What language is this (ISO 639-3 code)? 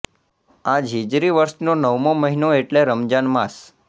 guj